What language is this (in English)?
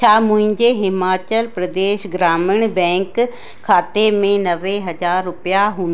Sindhi